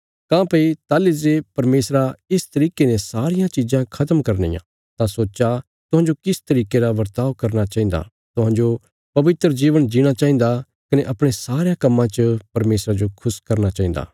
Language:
Bilaspuri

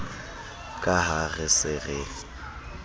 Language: Southern Sotho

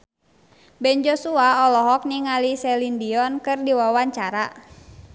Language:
Sundanese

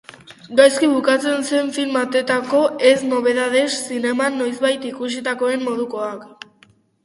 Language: Basque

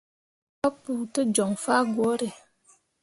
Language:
Mundang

